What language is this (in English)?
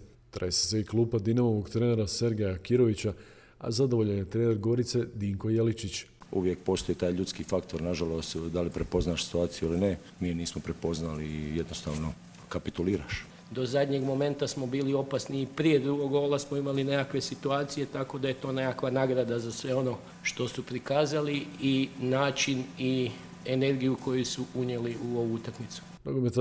Croatian